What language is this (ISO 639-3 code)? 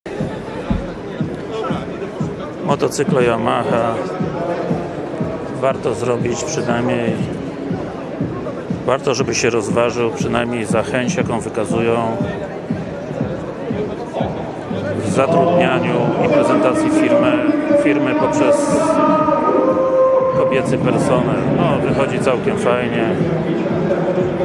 pol